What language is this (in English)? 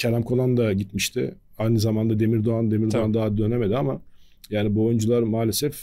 Turkish